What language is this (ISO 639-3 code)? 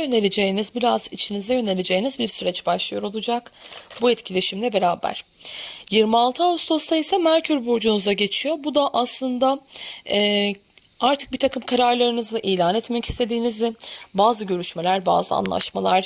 tur